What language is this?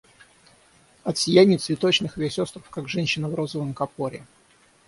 Russian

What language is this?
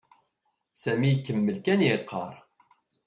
Kabyle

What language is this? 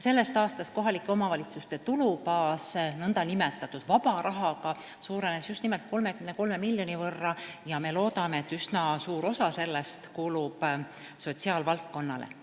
Estonian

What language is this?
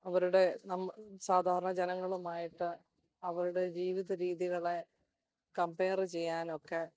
Malayalam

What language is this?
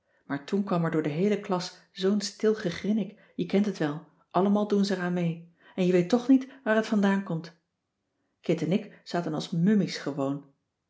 Dutch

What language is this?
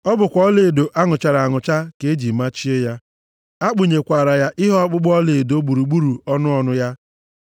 Igbo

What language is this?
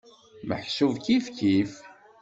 Kabyle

